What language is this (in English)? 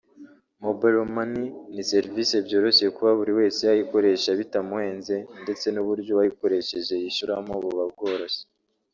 Kinyarwanda